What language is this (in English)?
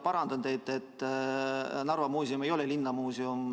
Estonian